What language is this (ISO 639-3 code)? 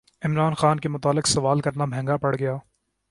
urd